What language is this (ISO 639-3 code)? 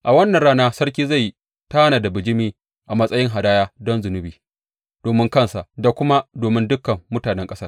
hau